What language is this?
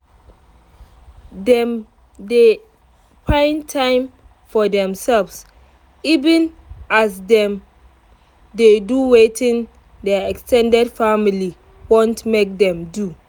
Nigerian Pidgin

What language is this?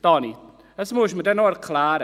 Swiss German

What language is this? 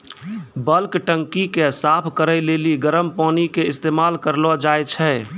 Maithili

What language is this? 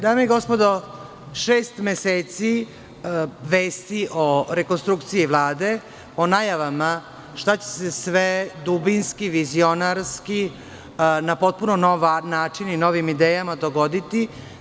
Serbian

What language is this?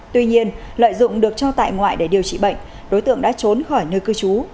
Vietnamese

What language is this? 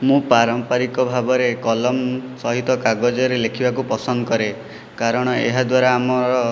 Odia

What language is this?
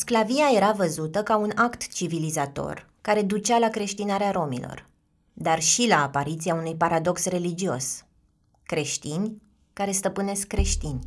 Romanian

